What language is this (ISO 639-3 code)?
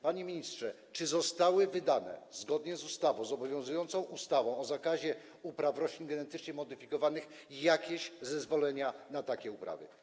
pol